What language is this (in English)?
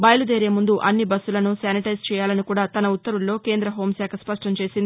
Telugu